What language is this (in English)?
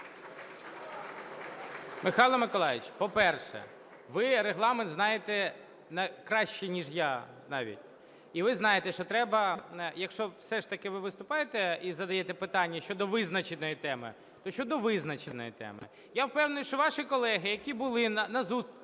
Ukrainian